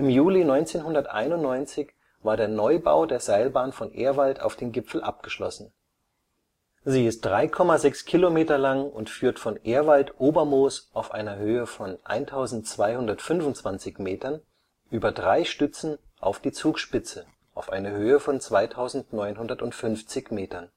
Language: German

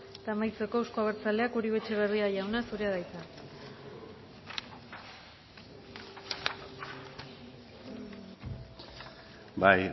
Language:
Basque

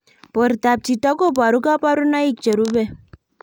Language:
Kalenjin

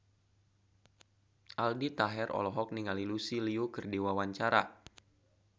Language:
Sundanese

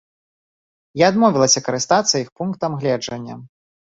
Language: Belarusian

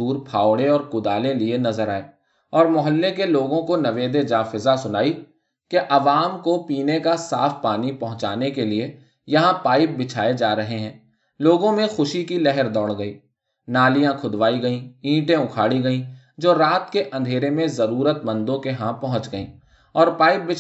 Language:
Urdu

